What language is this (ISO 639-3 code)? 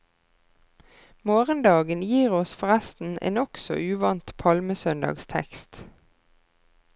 nor